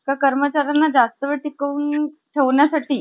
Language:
Marathi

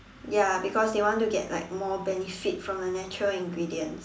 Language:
English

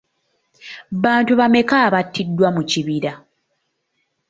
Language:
Ganda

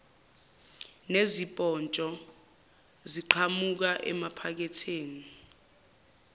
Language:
Zulu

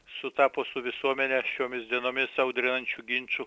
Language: Lithuanian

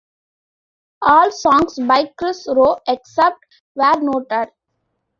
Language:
English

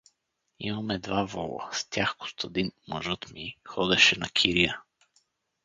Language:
Bulgarian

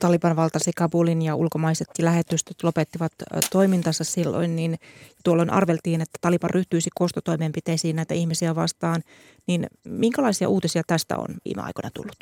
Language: Finnish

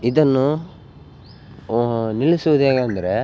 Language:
Kannada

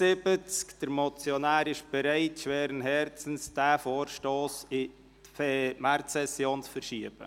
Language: Swiss German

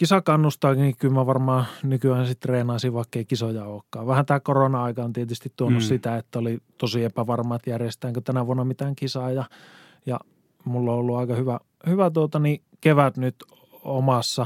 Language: Finnish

